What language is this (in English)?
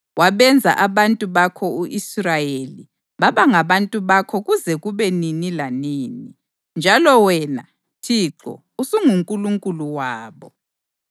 North Ndebele